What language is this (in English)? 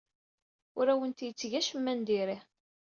Kabyle